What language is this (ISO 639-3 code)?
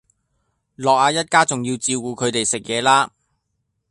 yue